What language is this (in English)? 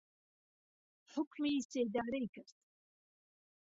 Central Kurdish